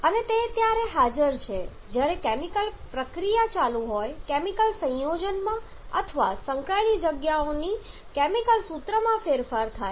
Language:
Gujarati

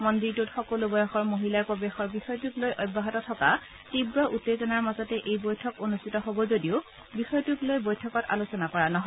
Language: Assamese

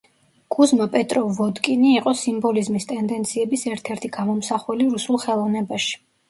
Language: Georgian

